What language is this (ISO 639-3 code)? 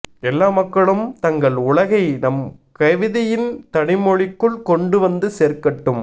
tam